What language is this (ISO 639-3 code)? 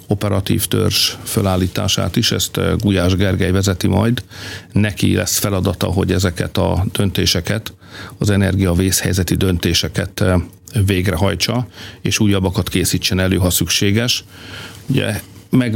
hun